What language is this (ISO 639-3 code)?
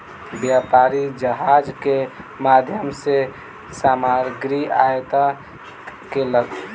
mai